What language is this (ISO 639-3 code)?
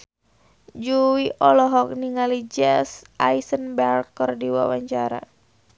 sun